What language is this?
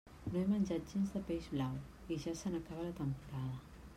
Catalan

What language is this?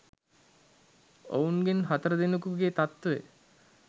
Sinhala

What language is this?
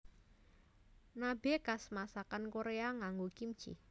Javanese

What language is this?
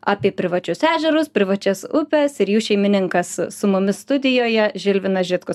Lithuanian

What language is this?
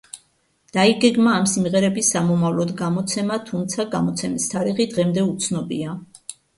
Georgian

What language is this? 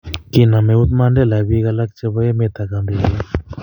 Kalenjin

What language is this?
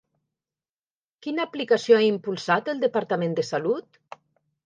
Catalan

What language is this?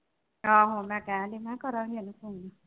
Punjabi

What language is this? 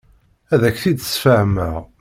Kabyle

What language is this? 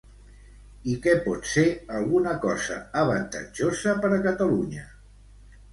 Catalan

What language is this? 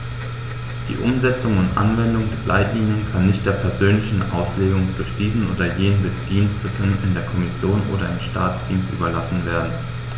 German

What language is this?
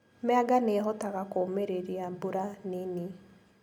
Kikuyu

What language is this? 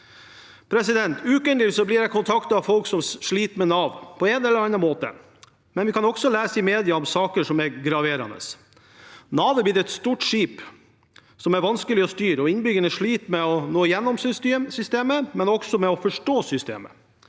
Norwegian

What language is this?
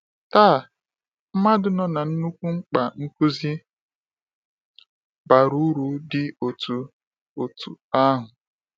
Igbo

